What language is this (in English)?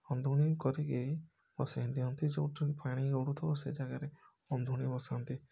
Odia